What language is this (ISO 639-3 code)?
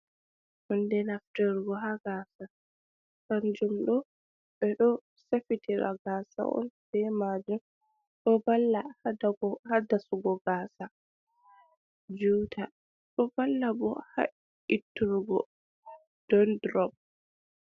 ful